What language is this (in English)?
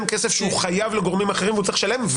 Hebrew